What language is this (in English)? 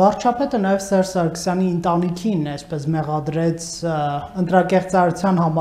Turkish